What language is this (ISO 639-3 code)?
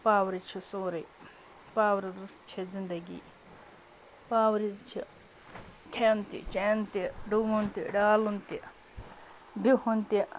kas